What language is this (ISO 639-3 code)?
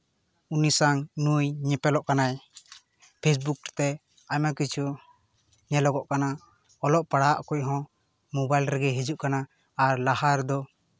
sat